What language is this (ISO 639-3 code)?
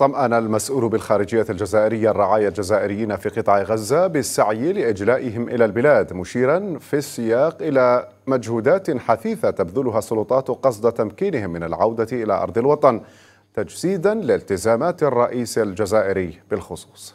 ara